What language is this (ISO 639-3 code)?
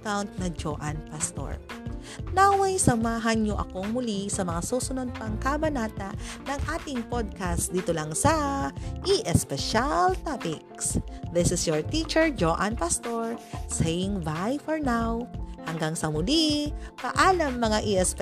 fil